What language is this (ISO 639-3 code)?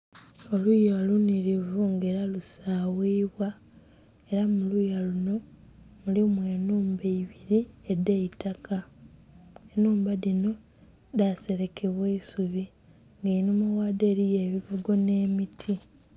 xog